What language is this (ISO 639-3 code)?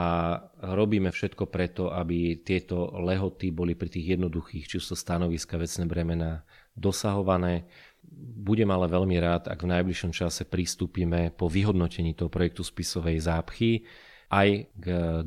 slk